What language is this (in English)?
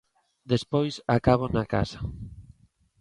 Galician